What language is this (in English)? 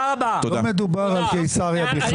Hebrew